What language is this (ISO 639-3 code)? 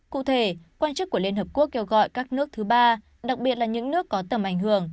vie